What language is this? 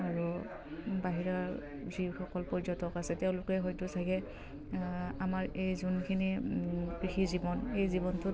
Assamese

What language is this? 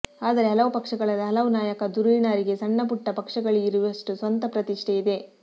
Kannada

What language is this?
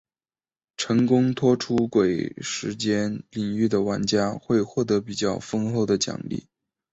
Chinese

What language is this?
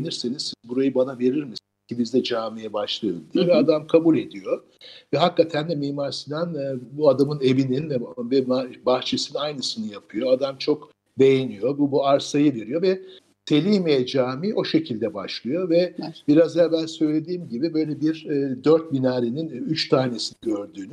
Turkish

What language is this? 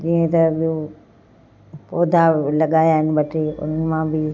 Sindhi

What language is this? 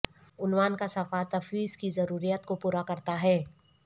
Urdu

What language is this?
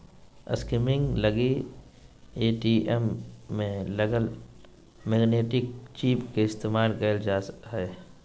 Magahi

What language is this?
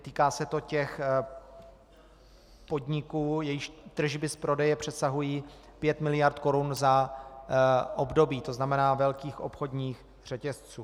Czech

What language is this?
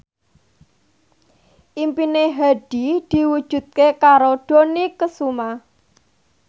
Javanese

